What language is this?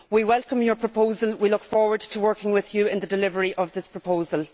English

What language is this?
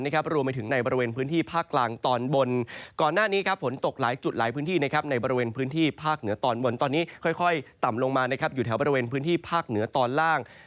Thai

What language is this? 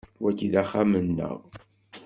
Kabyle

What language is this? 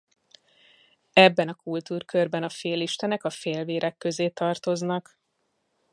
Hungarian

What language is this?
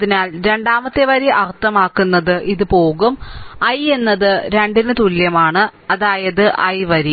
Malayalam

